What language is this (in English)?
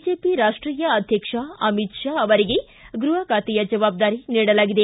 Kannada